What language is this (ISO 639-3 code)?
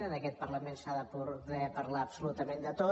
cat